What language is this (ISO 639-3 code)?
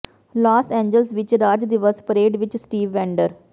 pan